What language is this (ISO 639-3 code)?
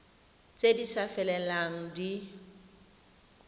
tsn